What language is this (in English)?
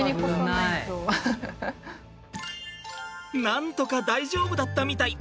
Japanese